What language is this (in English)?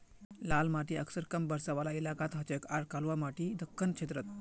Magahi